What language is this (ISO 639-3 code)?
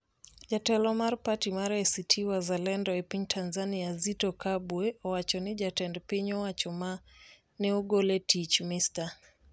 luo